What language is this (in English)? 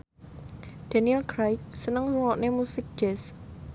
Javanese